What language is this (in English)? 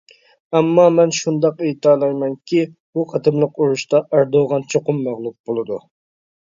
Uyghur